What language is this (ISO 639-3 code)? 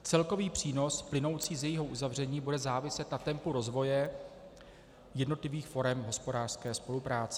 ces